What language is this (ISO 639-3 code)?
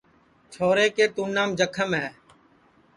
ssi